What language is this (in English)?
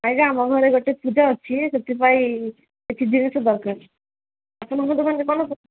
Odia